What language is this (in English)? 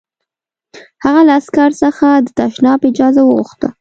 Pashto